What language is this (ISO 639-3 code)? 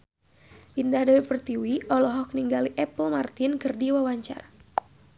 sun